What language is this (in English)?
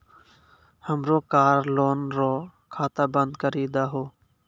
Maithili